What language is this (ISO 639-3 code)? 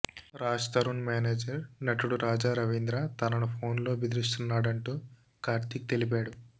tel